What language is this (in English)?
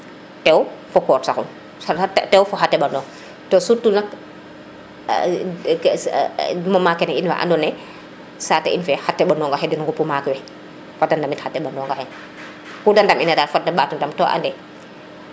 Serer